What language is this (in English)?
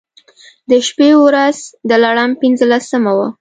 Pashto